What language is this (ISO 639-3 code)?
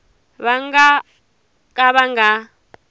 tso